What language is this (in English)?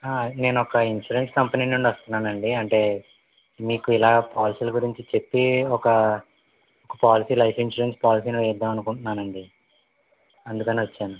Telugu